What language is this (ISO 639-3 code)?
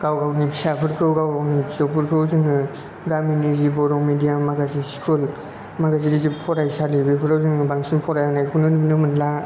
brx